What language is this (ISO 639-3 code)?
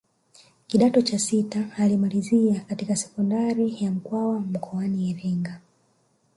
swa